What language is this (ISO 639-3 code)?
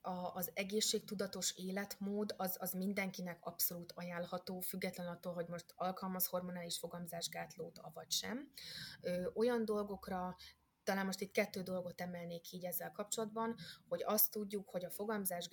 hun